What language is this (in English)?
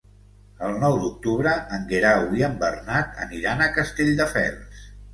Catalan